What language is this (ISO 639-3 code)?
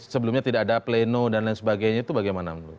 ind